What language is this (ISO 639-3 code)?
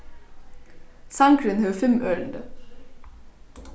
fao